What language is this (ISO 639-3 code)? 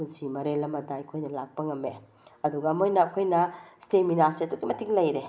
mni